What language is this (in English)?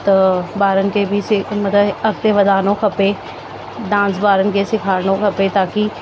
Sindhi